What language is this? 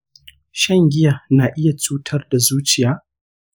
Hausa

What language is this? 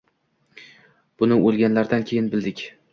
Uzbek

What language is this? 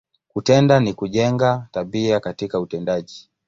Swahili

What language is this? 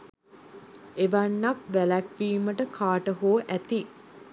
Sinhala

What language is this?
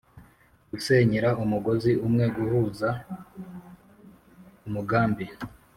Kinyarwanda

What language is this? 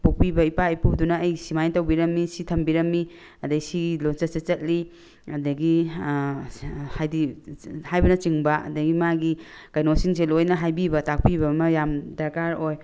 Manipuri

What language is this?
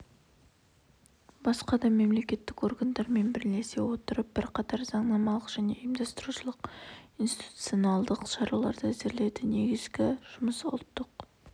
Kazakh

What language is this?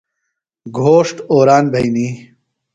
Phalura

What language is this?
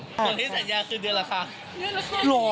Thai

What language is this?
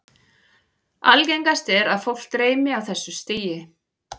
Icelandic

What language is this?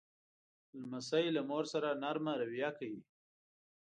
Pashto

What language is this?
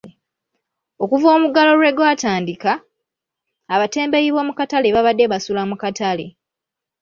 Ganda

